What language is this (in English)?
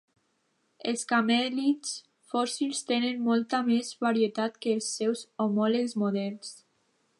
Catalan